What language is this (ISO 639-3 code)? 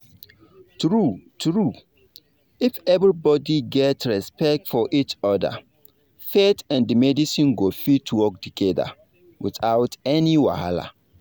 pcm